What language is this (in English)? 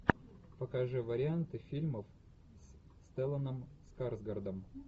Russian